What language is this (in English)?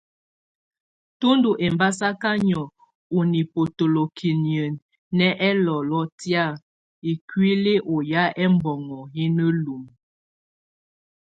Tunen